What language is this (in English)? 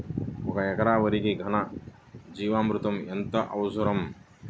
Telugu